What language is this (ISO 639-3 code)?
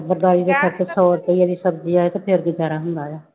pan